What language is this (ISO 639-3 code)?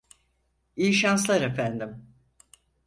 tur